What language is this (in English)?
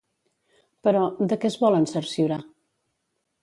Catalan